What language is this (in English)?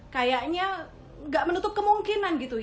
Indonesian